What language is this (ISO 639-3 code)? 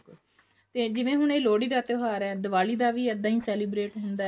pan